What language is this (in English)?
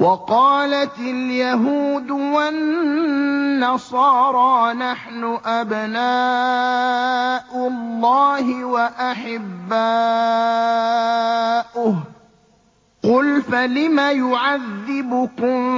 Arabic